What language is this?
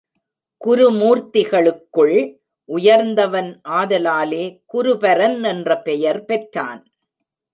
Tamil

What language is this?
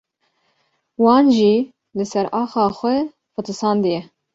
Kurdish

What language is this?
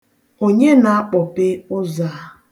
Igbo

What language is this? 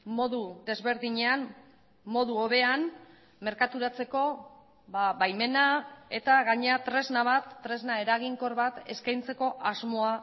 Basque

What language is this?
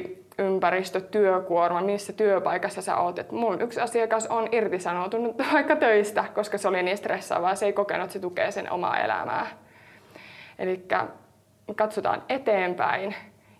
Finnish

